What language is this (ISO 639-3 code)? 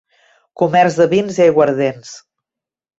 cat